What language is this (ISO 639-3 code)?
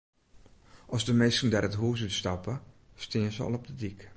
fry